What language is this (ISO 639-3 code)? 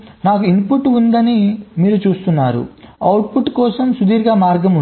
tel